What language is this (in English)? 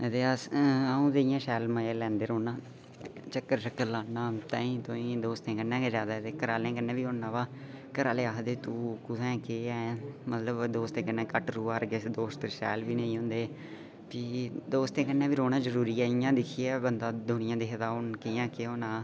Dogri